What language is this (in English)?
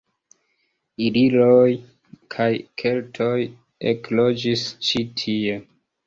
Esperanto